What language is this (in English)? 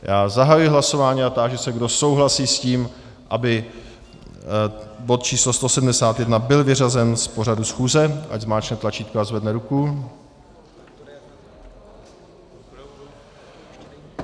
Czech